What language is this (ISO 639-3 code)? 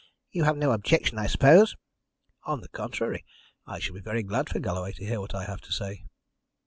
eng